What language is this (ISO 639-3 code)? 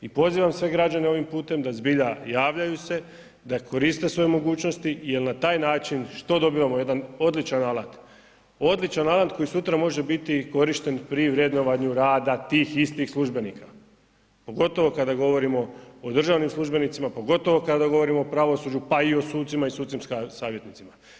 hrv